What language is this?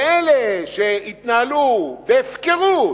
Hebrew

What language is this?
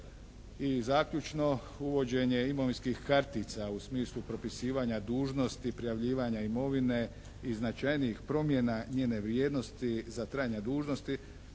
Croatian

